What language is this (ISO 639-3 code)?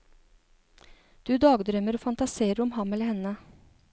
nor